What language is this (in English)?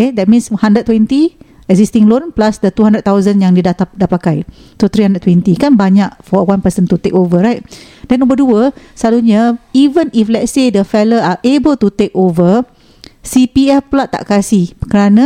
Malay